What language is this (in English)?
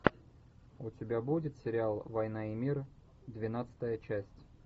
Russian